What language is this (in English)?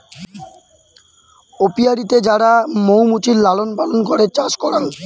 Bangla